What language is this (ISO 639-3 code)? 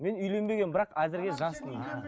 kaz